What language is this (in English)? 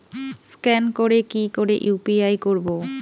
Bangla